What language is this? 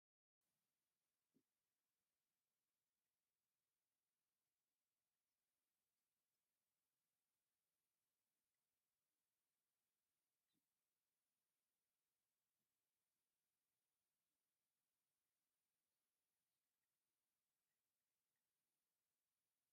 Tigrinya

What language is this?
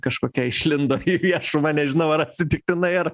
Lithuanian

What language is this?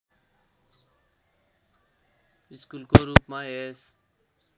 Nepali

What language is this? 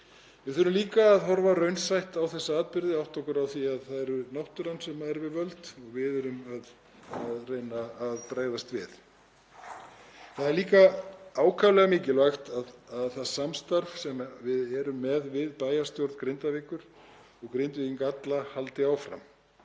Icelandic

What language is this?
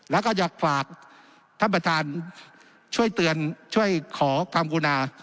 Thai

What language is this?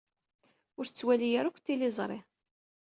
Kabyle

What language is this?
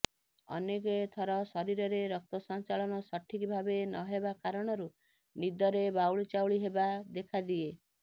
Odia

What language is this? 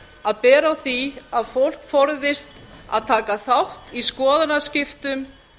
Icelandic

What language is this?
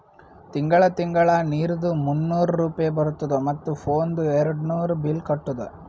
Kannada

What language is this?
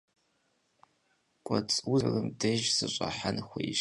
Kabardian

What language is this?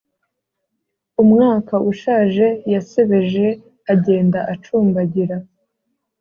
Kinyarwanda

